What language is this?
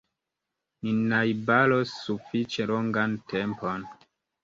Esperanto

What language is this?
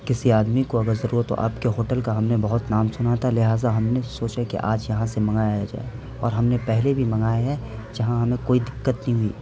Urdu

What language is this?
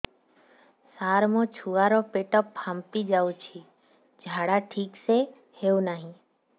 Odia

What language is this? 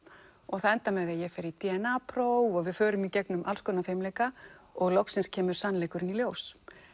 Icelandic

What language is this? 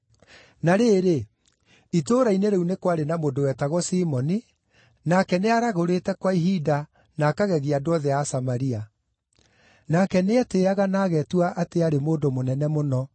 Kikuyu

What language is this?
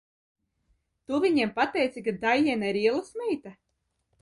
Latvian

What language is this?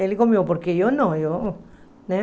Portuguese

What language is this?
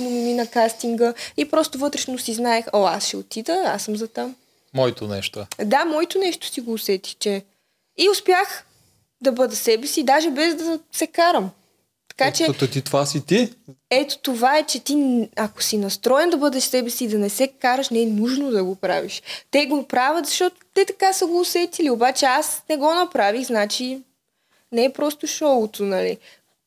Bulgarian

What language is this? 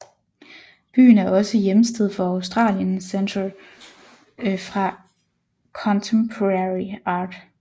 Danish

